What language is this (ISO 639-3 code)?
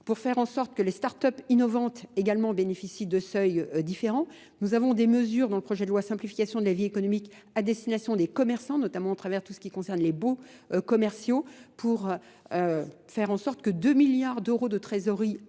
fra